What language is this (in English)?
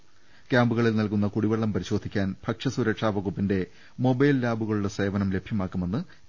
Malayalam